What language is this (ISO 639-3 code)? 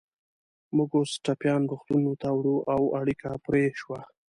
pus